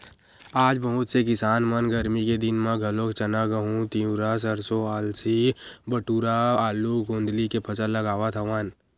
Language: Chhattisgarhi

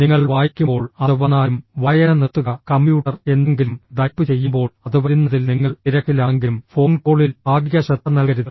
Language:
Malayalam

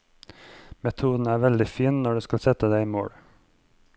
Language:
Norwegian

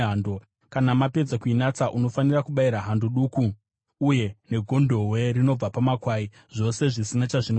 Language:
Shona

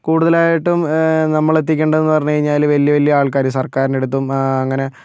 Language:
Malayalam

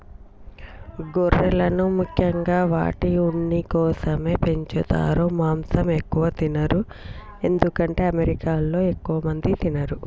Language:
Telugu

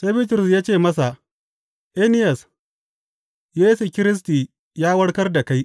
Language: Hausa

